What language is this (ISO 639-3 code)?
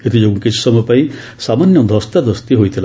ori